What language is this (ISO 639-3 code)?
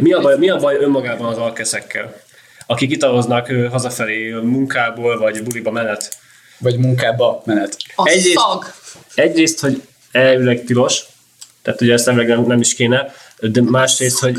hun